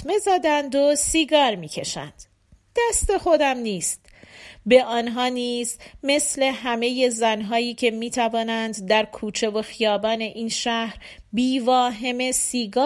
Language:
Persian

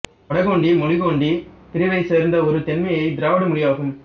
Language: Tamil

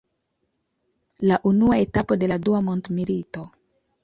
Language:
Esperanto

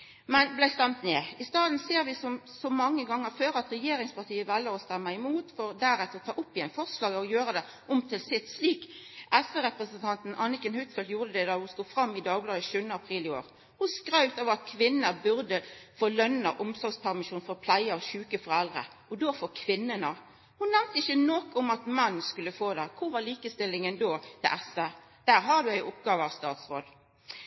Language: Norwegian Nynorsk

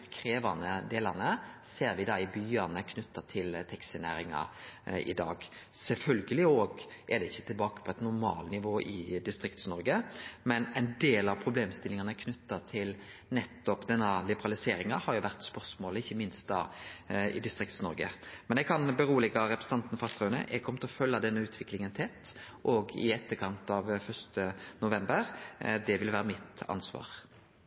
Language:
Norwegian Nynorsk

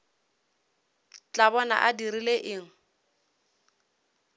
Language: Northern Sotho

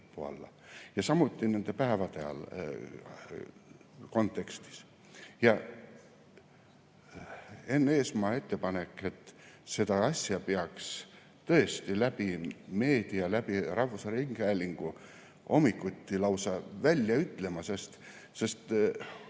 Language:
Estonian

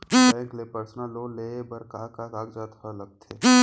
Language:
Chhattisgarhi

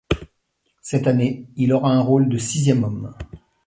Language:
French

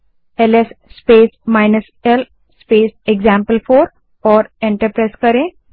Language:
Hindi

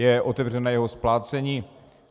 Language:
Czech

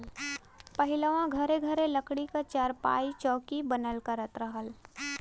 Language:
Bhojpuri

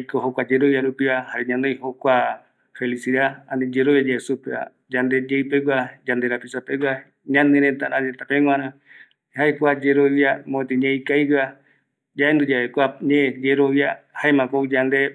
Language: Eastern Bolivian Guaraní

